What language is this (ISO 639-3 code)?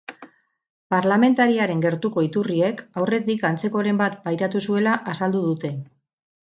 eus